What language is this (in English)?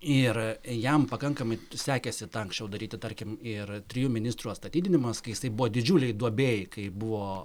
Lithuanian